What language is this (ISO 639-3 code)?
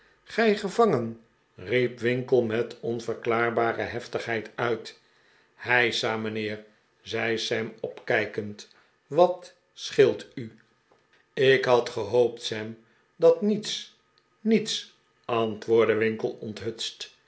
nld